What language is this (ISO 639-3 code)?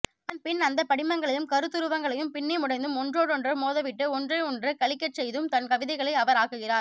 tam